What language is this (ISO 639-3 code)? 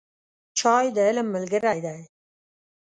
pus